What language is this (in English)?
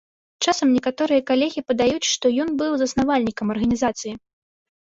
Belarusian